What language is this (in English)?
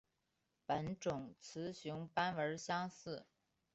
Chinese